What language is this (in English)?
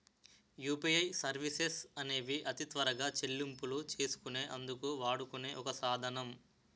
Telugu